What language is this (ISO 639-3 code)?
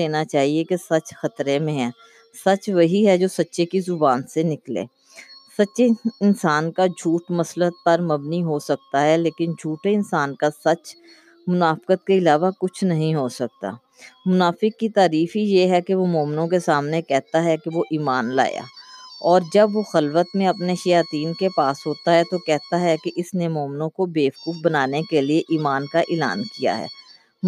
urd